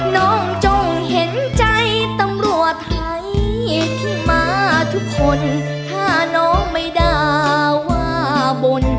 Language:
Thai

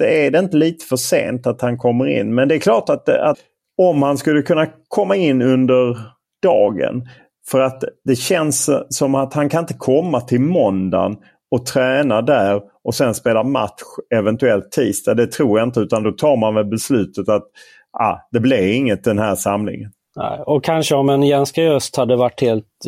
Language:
Swedish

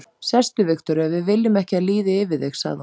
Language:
Icelandic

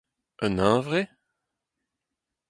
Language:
Breton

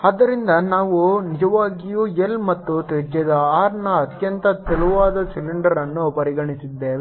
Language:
Kannada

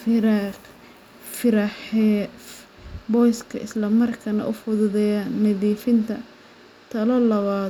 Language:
Somali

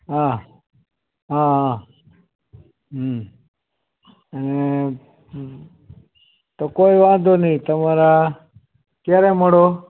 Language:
Gujarati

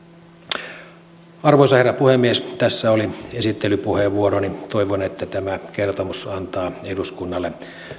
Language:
Finnish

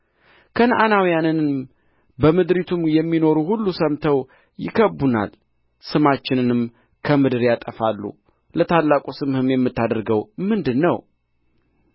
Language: Amharic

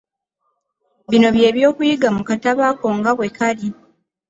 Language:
Ganda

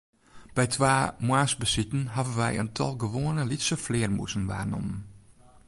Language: Western Frisian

